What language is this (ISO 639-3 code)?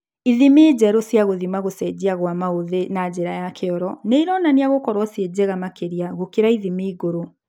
kik